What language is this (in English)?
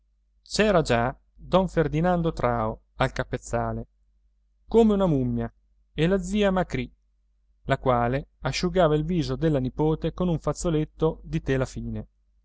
Italian